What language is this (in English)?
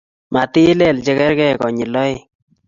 Kalenjin